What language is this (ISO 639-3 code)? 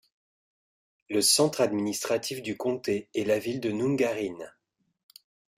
fra